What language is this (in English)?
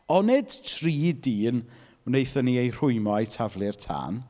Welsh